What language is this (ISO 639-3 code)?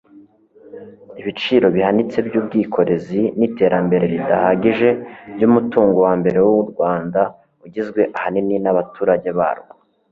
kin